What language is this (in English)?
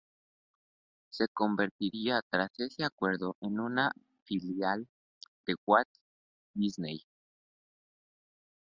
Spanish